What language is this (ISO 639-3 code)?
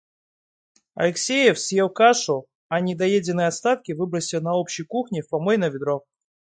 rus